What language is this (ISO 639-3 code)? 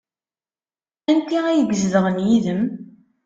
kab